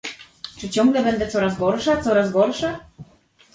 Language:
Polish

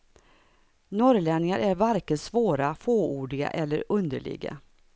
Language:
Swedish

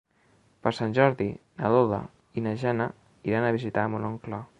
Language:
Catalan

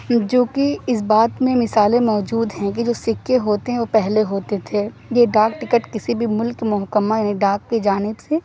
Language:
Urdu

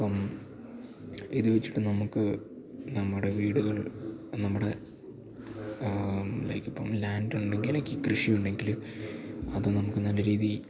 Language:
Malayalam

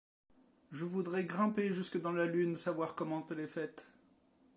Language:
French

